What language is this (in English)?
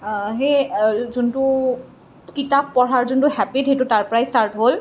Assamese